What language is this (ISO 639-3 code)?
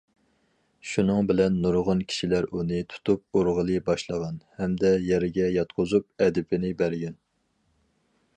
uig